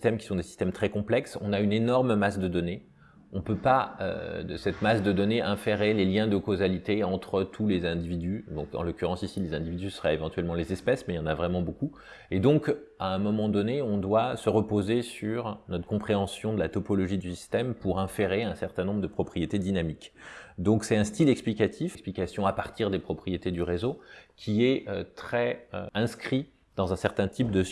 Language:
French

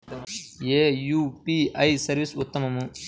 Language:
Telugu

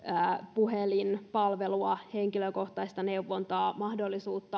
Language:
Finnish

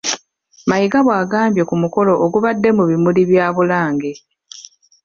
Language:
Ganda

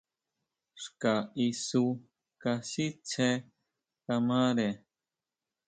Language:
Huautla Mazatec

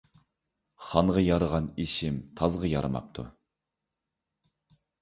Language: Uyghur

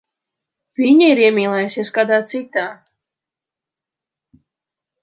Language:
Latvian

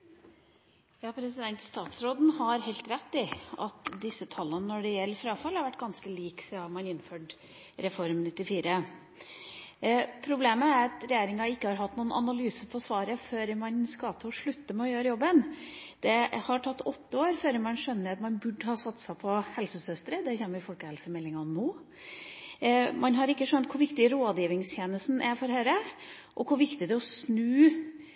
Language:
Norwegian Bokmål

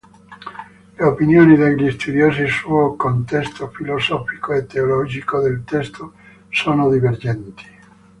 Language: Italian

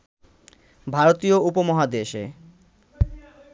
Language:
Bangla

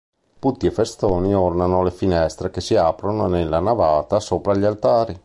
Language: Italian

